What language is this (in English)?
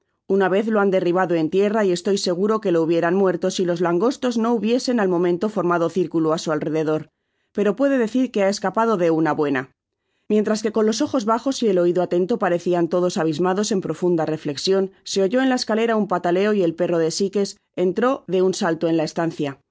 Spanish